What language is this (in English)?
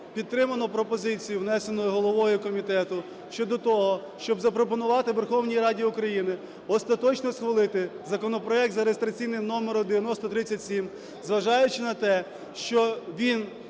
Ukrainian